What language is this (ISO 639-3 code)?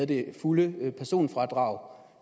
dan